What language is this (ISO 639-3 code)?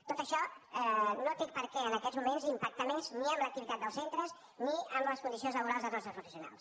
cat